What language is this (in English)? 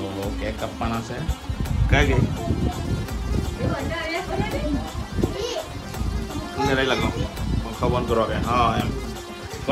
Indonesian